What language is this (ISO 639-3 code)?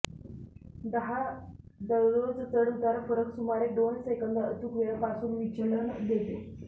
mar